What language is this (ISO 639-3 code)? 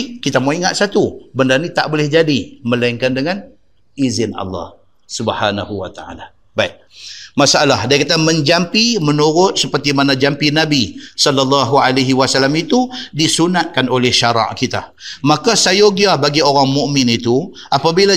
msa